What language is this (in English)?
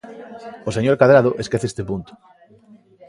Galician